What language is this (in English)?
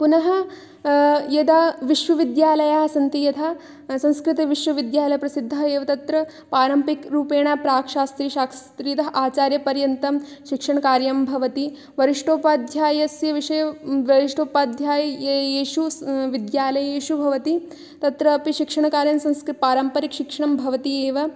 Sanskrit